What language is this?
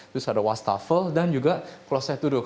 Indonesian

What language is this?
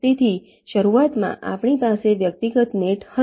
Gujarati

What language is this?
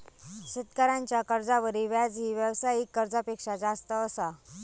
Marathi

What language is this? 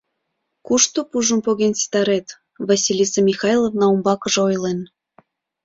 Mari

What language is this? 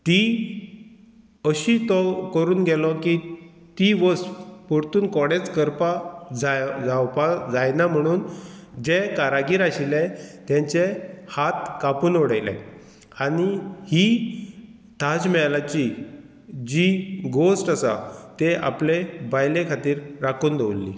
Konkani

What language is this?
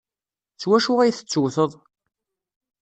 Kabyle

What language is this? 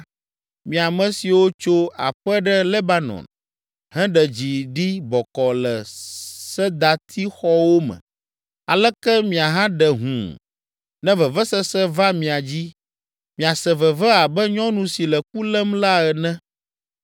Ewe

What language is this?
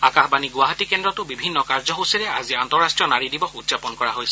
Assamese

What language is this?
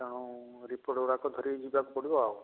Odia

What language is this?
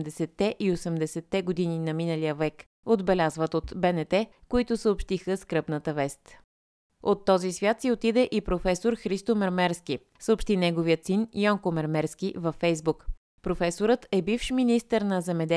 Bulgarian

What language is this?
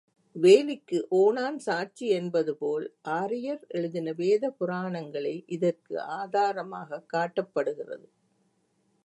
Tamil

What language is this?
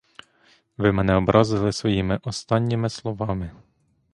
Ukrainian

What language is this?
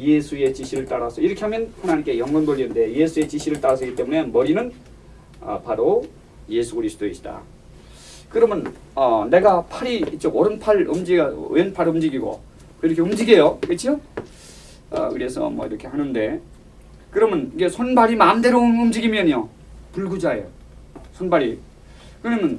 Korean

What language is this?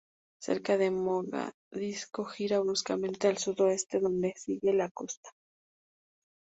Spanish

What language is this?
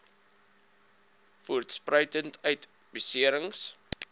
Afrikaans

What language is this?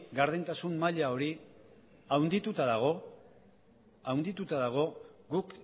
Basque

